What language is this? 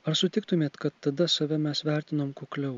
Lithuanian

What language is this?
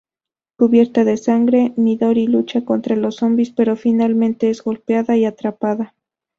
Spanish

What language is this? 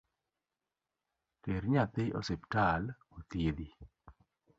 Luo (Kenya and Tanzania)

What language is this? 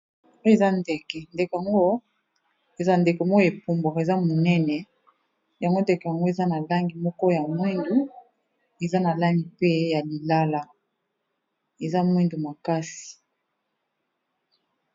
Lingala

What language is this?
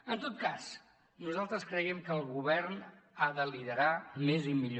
Catalan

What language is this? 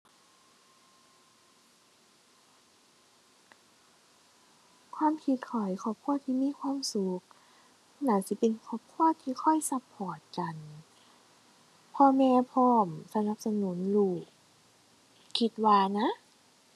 Thai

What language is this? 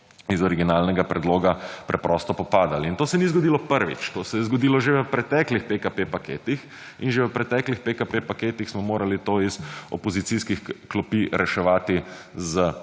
Slovenian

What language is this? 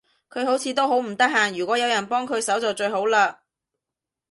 Cantonese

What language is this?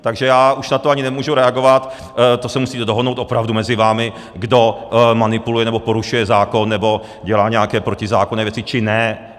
Czech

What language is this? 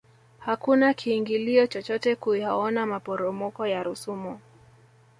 Swahili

